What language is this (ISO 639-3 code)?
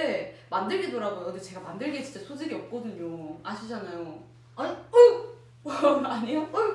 kor